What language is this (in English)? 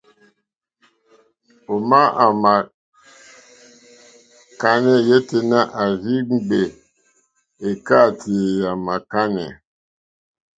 Mokpwe